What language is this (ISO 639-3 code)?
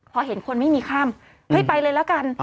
tha